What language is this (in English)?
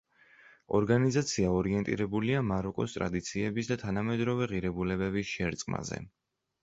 Georgian